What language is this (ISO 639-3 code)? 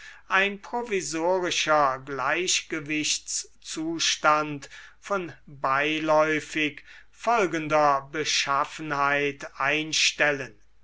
deu